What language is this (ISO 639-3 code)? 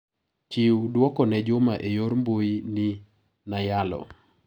luo